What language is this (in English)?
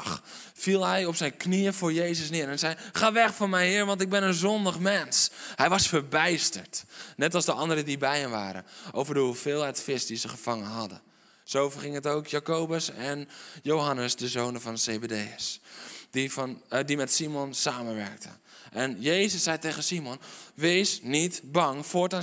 Dutch